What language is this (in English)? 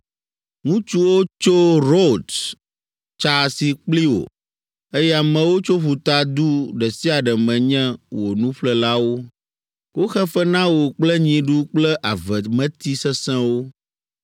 Ewe